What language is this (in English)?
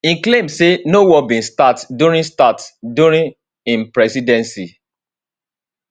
Nigerian Pidgin